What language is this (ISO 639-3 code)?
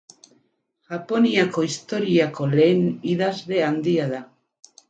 eus